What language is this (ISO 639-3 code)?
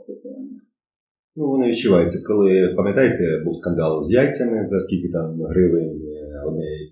ukr